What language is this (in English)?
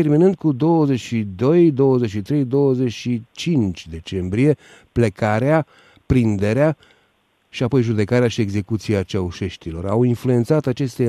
Romanian